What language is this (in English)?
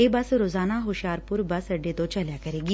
Punjabi